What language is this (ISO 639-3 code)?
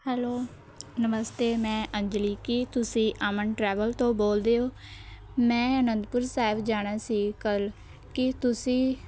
pan